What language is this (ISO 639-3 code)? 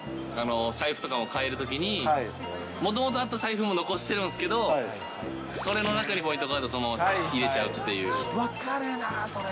jpn